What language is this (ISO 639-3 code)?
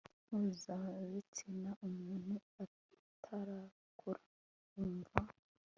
kin